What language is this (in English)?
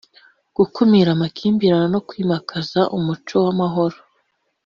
Kinyarwanda